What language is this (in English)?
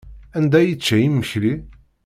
Kabyle